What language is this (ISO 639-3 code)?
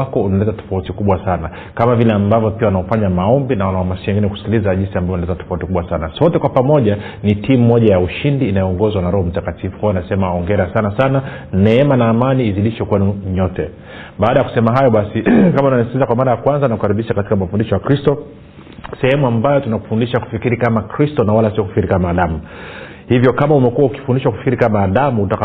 swa